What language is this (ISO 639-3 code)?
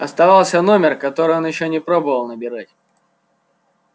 rus